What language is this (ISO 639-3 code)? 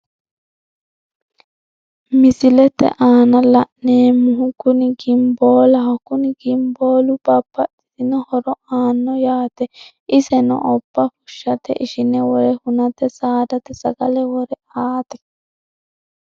sid